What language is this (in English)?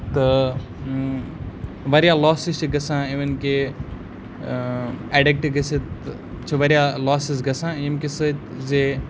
Kashmiri